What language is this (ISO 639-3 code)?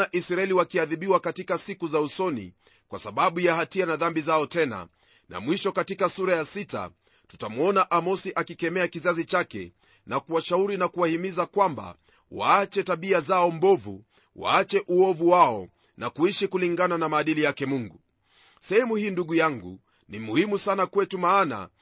swa